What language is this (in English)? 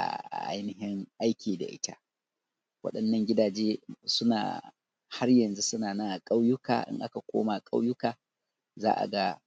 Hausa